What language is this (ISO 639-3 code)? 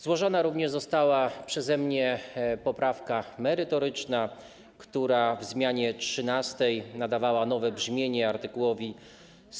pol